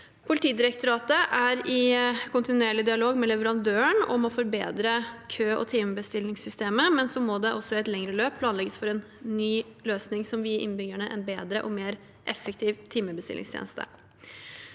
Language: Norwegian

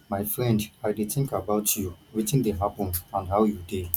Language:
Nigerian Pidgin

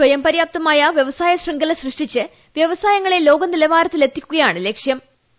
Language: Malayalam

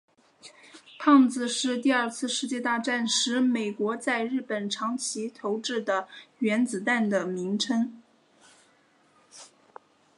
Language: Chinese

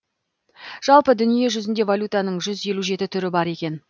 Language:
Kazakh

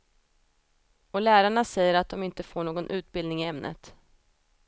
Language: Swedish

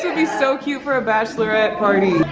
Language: English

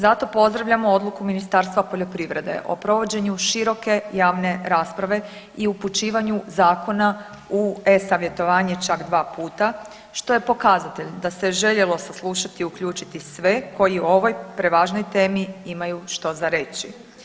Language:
Croatian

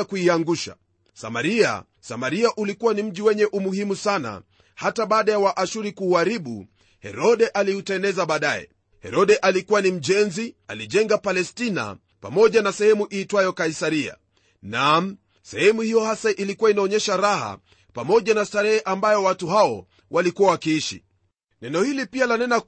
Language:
Swahili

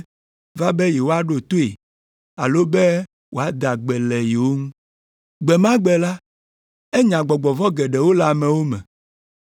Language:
Ewe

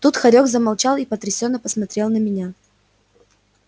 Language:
Russian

